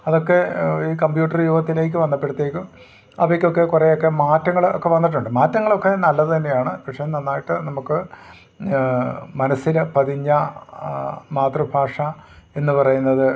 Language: Malayalam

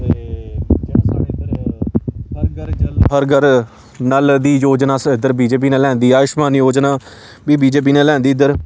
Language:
Dogri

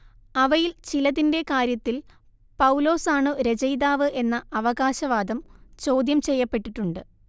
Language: Malayalam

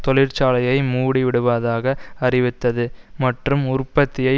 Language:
Tamil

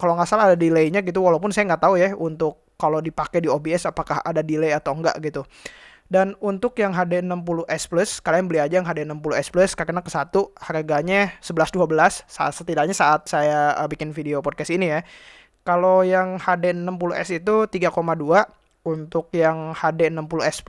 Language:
Indonesian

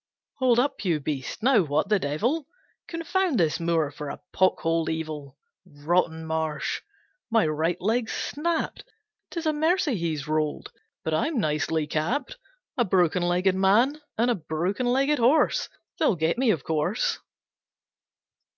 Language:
English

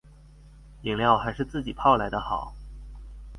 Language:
Chinese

